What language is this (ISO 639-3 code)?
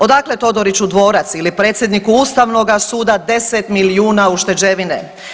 hrv